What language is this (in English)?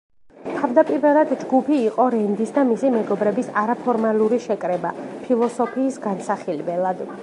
Georgian